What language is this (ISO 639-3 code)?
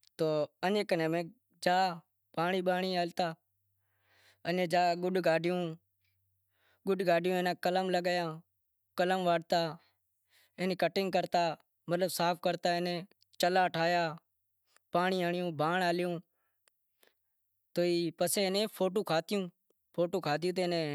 kxp